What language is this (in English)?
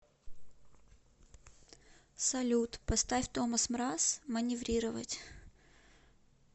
Russian